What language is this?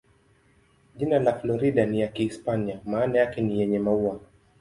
Swahili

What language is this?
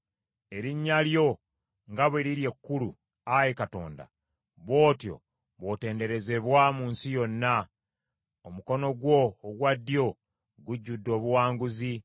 Ganda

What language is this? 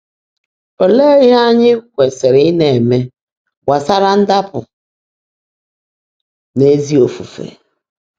Igbo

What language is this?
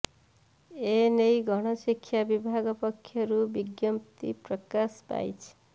Odia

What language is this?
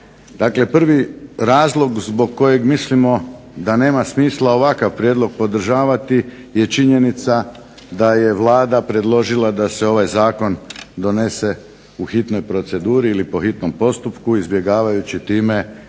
Croatian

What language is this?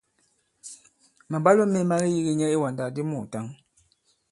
Bankon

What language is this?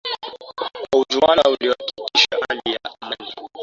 Swahili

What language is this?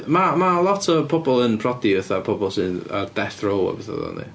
Welsh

